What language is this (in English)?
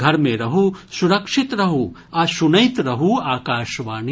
Maithili